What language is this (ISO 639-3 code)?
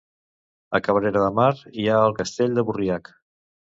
cat